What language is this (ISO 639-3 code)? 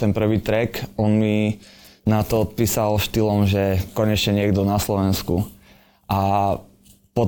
slk